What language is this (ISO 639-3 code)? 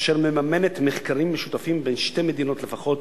heb